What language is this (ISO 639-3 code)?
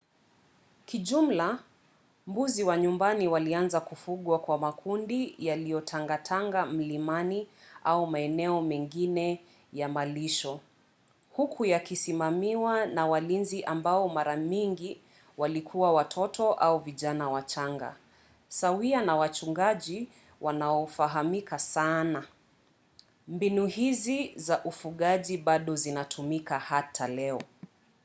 swa